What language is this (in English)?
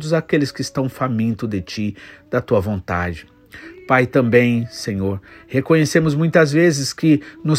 Portuguese